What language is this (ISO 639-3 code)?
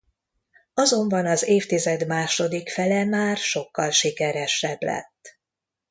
hun